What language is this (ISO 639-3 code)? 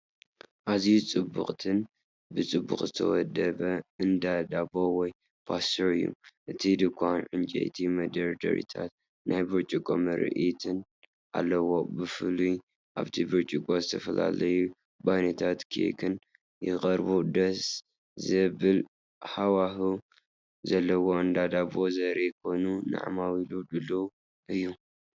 tir